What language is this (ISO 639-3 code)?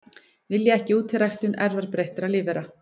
isl